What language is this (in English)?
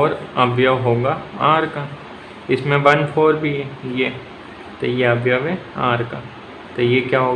Hindi